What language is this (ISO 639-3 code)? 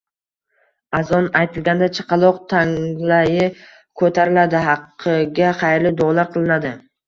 uzb